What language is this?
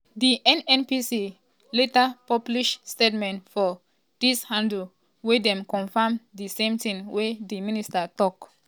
Nigerian Pidgin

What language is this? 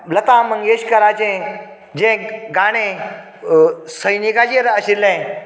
Konkani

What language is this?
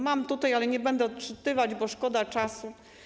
Polish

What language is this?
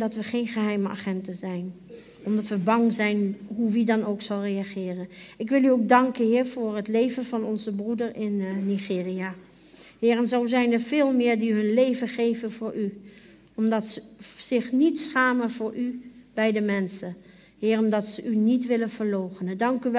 Dutch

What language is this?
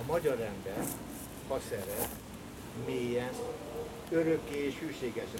Hungarian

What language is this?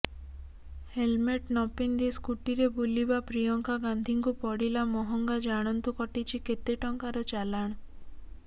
Odia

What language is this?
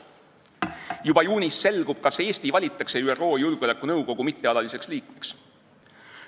Estonian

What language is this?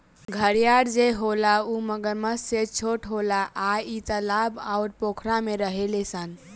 Bhojpuri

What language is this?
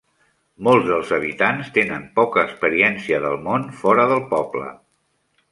Catalan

